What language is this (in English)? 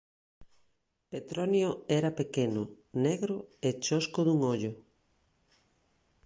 Galician